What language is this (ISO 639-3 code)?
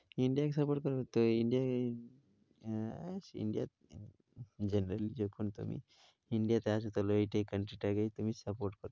ben